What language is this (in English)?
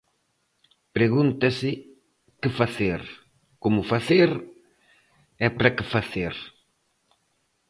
Galician